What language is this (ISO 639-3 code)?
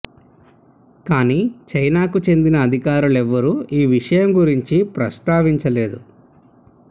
tel